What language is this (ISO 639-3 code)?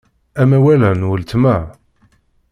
kab